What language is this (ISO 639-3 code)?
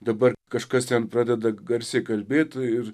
lit